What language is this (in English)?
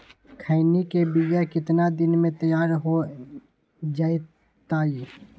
Magahi